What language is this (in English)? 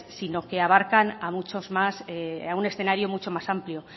Spanish